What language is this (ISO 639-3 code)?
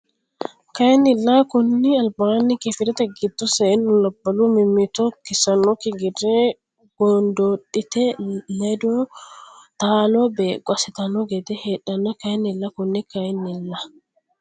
sid